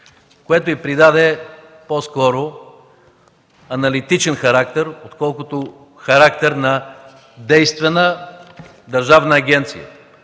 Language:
Bulgarian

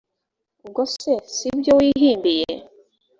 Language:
Kinyarwanda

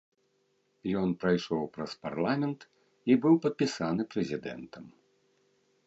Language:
Belarusian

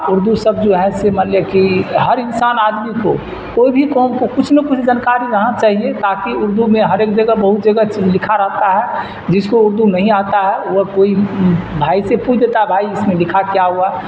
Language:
Urdu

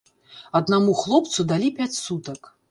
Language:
Belarusian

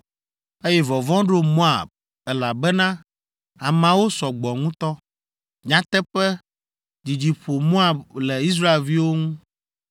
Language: Ewe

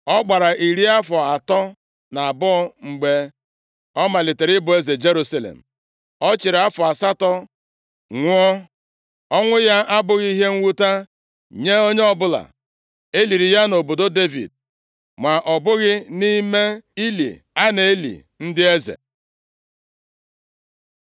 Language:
Igbo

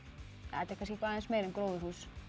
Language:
Icelandic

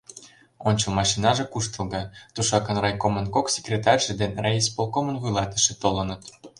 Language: Mari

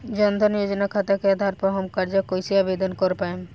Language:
Bhojpuri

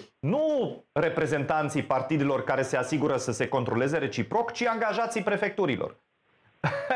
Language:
Romanian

